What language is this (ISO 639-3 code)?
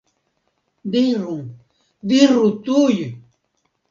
epo